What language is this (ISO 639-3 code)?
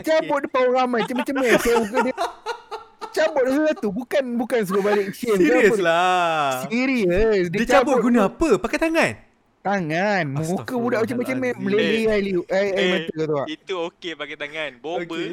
msa